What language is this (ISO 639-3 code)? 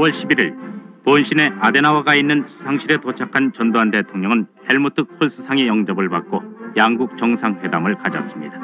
kor